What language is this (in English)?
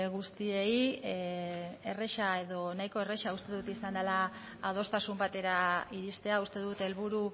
Basque